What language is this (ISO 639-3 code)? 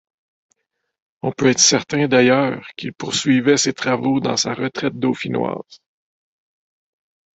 fra